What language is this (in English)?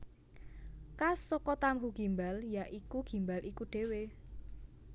Javanese